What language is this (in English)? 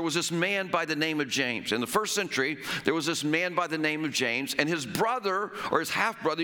English